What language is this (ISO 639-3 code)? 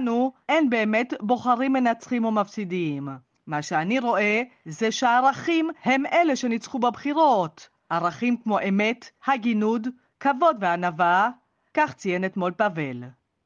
heb